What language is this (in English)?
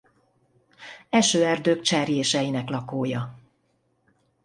Hungarian